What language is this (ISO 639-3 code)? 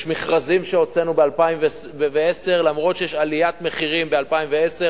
heb